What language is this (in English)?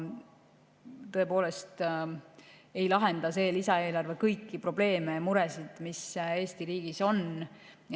Estonian